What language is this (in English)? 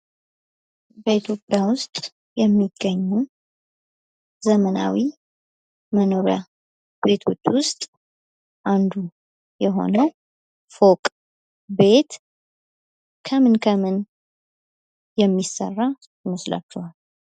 Amharic